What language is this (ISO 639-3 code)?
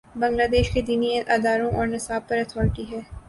urd